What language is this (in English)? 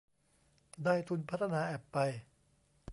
Thai